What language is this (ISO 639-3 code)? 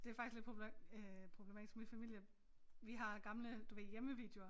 dan